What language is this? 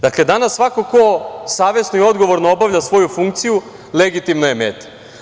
Serbian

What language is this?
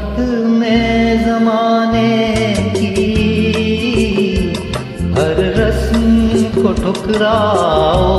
Hindi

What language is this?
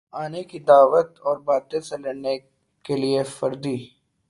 Urdu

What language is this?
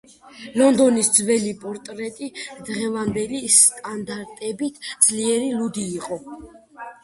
Georgian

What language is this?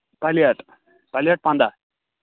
Kashmiri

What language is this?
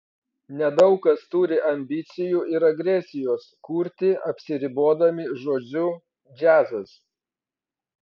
Lithuanian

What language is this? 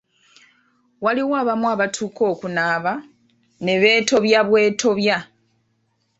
Ganda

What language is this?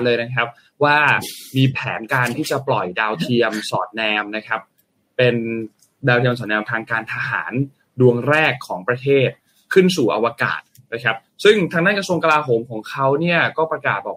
Thai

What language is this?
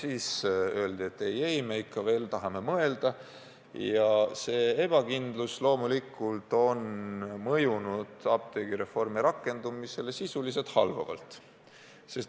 Estonian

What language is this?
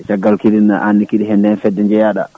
Fula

